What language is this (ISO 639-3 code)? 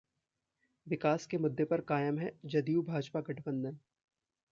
hin